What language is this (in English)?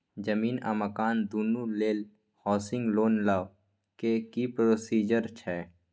Maithili